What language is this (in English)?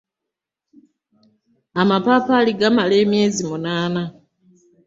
Ganda